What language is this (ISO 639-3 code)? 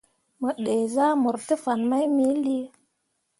mua